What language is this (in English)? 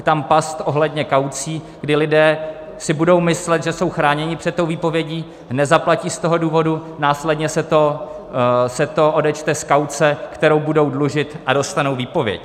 Czech